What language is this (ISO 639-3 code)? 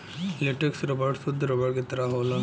bho